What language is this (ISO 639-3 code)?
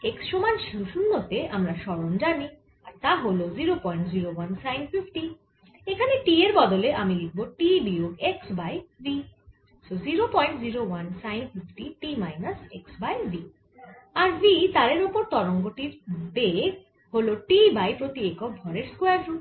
ben